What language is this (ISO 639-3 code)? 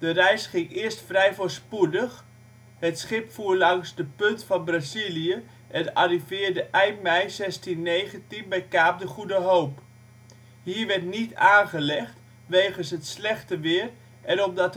nld